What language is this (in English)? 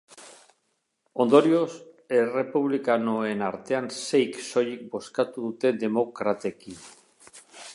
Basque